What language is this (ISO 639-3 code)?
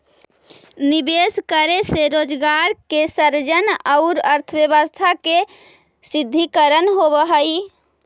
mag